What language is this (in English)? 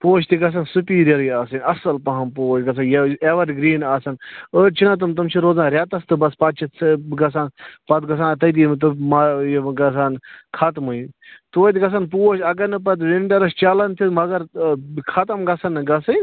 Kashmiri